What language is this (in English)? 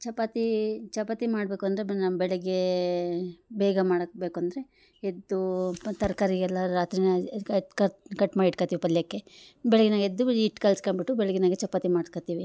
Kannada